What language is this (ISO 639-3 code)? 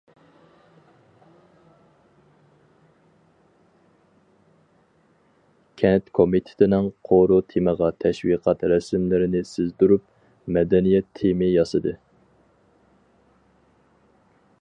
uig